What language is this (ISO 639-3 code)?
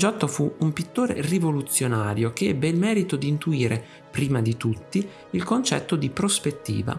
ita